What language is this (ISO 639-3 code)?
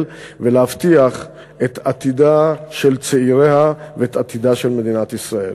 heb